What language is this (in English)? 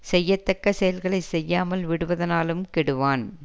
Tamil